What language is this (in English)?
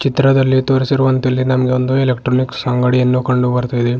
Kannada